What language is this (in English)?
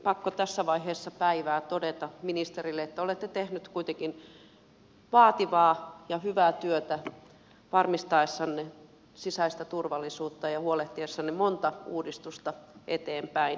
Finnish